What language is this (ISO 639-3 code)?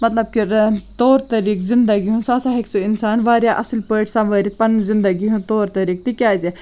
kas